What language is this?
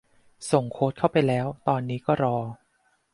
Thai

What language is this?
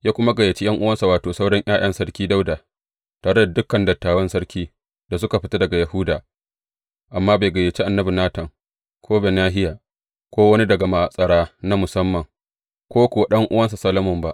Hausa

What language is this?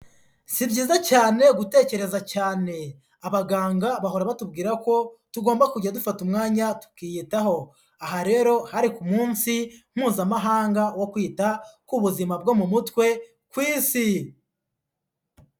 Kinyarwanda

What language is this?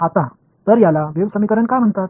Marathi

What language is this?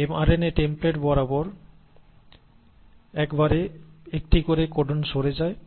Bangla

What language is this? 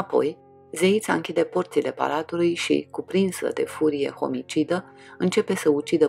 Romanian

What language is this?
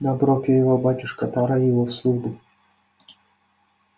Russian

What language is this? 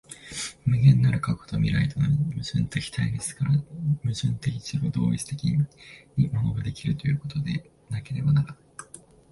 Japanese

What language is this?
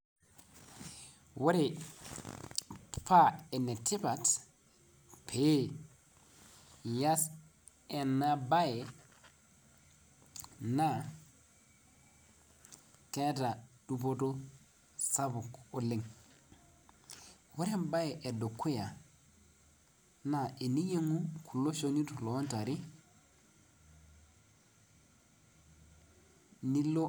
Masai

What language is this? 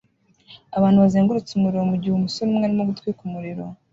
Kinyarwanda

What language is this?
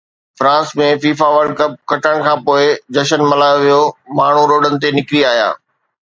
Sindhi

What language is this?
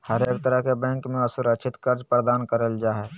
Magahi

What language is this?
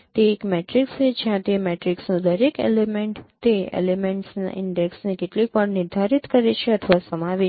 Gujarati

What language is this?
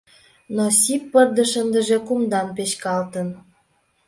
Mari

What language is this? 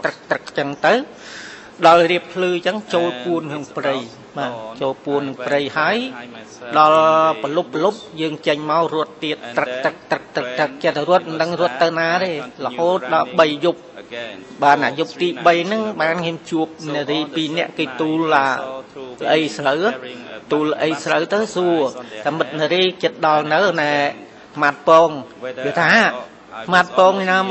Vietnamese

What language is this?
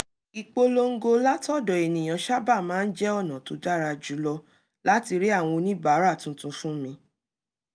Yoruba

